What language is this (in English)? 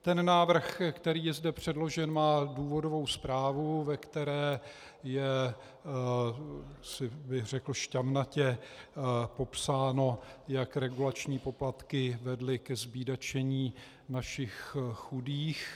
Czech